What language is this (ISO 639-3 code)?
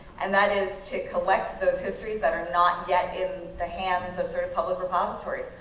eng